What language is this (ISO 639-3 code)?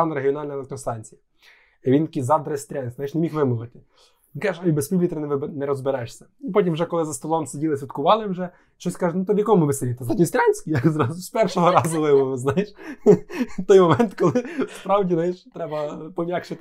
ukr